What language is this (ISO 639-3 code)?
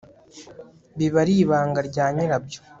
kin